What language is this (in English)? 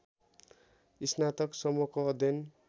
Nepali